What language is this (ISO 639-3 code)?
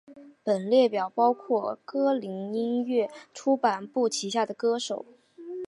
zho